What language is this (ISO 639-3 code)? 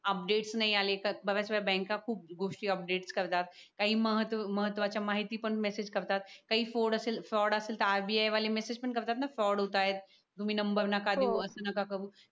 mar